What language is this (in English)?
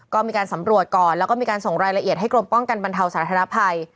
Thai